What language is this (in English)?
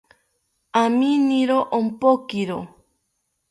South Ucayali Ashéninka